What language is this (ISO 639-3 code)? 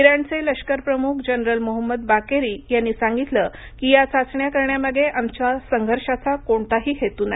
mar